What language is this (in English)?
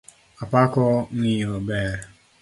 Luo (Kenya and Tanzania)